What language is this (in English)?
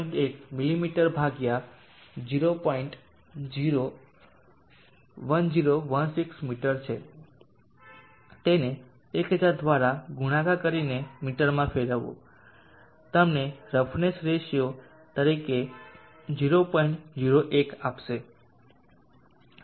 Gujarati